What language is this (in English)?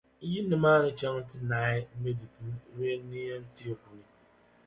Dagbani